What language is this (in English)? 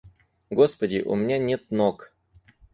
Russian